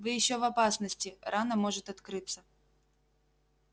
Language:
Russian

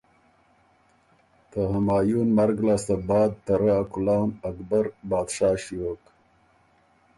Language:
Ormuri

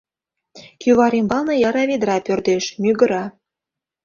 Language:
Mari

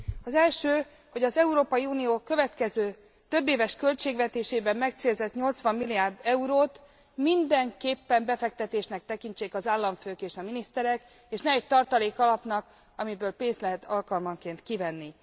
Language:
Hungarian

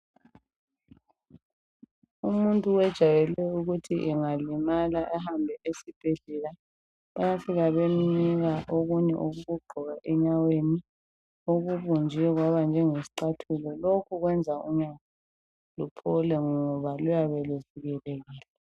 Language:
North Ndebele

